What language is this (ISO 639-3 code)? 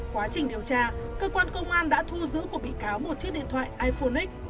vie